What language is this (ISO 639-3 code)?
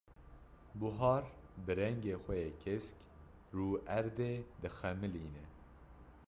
kur